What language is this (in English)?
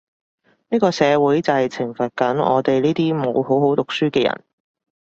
Cantonese